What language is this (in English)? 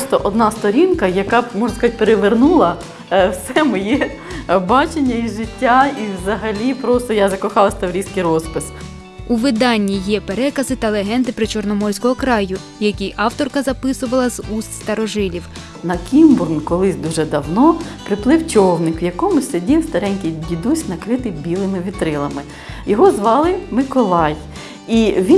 Ukrainian